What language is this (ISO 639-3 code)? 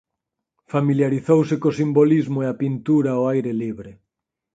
glg